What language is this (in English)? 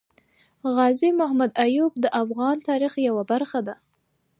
Pashto